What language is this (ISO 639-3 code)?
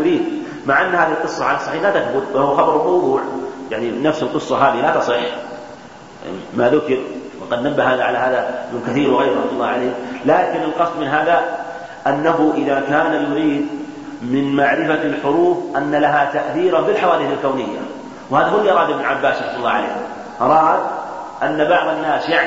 ara